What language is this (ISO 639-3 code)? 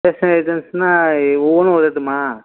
tam